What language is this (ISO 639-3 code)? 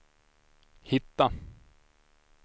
swe